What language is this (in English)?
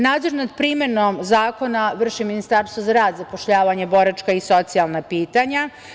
Serbian